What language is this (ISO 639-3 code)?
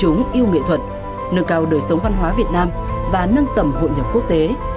vie